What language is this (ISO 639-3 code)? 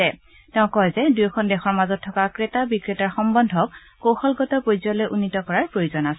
asm